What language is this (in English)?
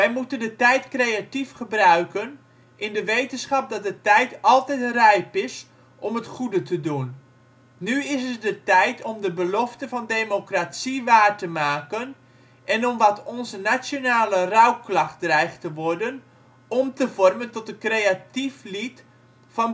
Dutch